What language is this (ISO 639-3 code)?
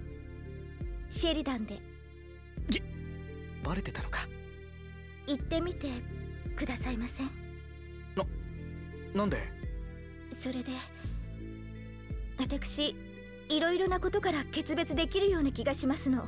jpn